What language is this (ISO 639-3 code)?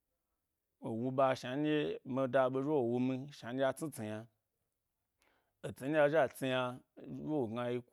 gby